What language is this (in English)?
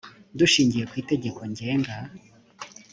Kinyarwanda